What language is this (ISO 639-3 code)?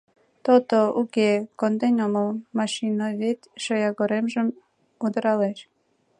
chm